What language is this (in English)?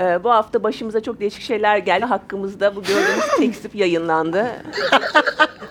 Turkish